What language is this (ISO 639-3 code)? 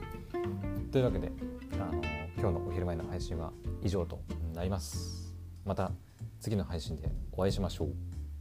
jpn